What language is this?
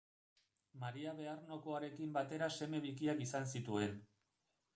Basque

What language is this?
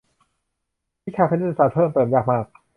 Thai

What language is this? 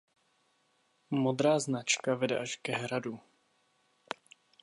Czech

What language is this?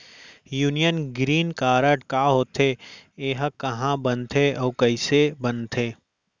Chhattisgarhi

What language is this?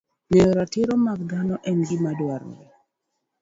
Luo (Kenya and Tanzania)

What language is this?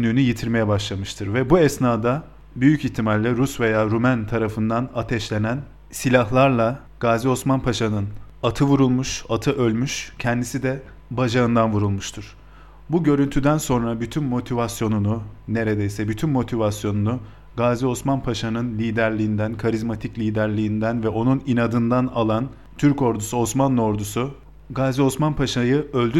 Turkish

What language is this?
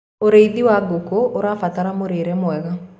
Kikuyu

